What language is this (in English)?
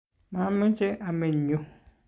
Kalenjin